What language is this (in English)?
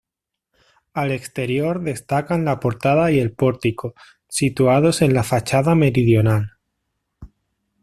Spanish